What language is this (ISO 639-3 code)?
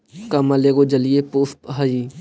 mag